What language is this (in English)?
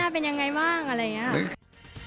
Thai